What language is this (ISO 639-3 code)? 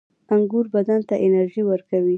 pus